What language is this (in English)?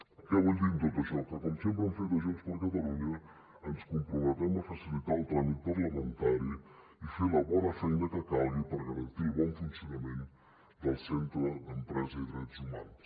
Catalan